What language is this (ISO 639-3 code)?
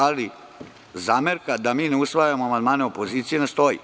srp